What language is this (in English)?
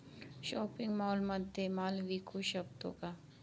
Marathi